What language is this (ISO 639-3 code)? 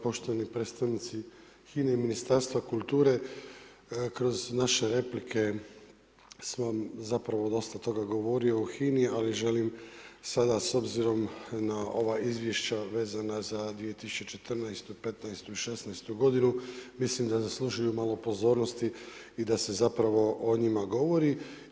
hrv